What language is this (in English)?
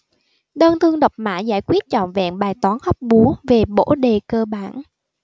Vietnamese